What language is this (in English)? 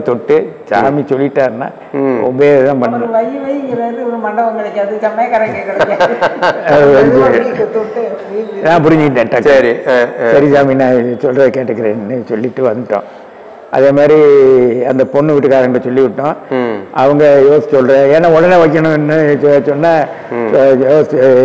Thai